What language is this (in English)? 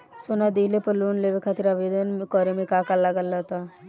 Bhojpuri